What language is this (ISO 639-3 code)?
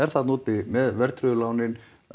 isl